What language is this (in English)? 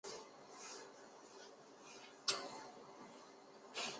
Chinese